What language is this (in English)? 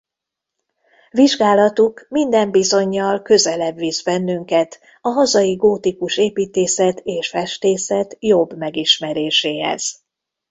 Hungarian